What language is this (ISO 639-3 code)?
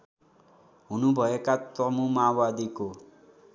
nep